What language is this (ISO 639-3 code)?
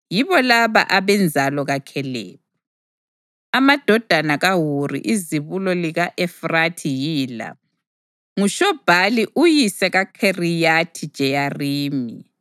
nde